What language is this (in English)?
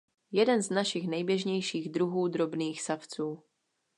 Czech